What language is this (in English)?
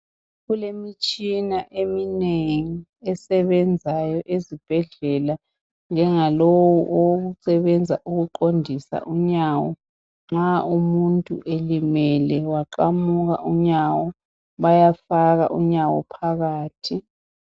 North Ndebele